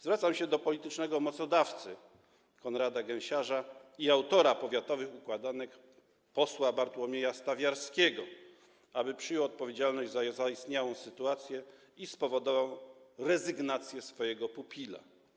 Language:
Polish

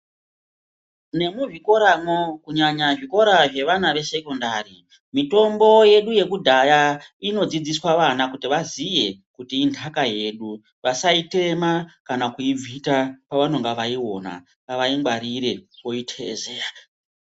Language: Ndau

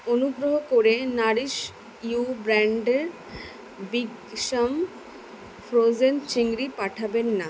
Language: Bangla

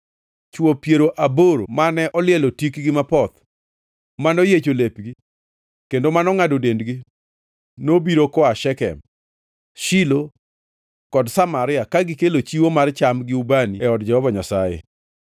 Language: Luo (Kenya and Tanzania)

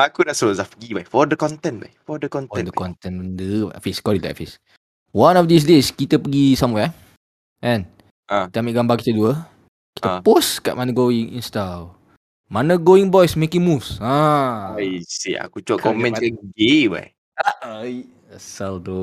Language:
Malay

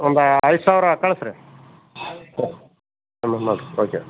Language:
Kannada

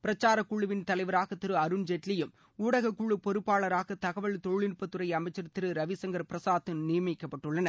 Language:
Tamil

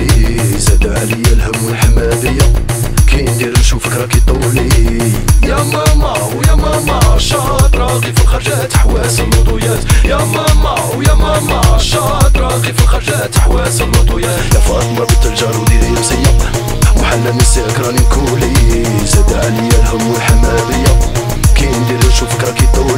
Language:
Arabic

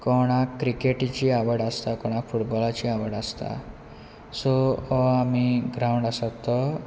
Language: Konkani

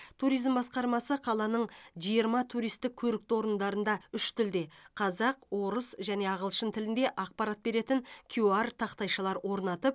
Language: Kazakh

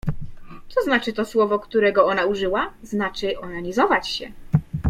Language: Polish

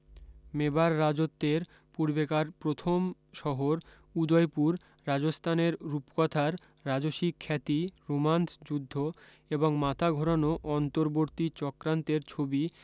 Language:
Bangla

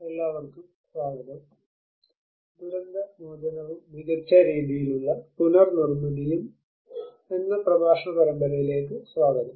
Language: Malayalam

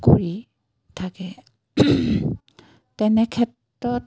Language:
Assamese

